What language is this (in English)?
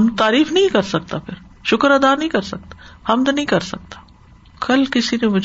Urdu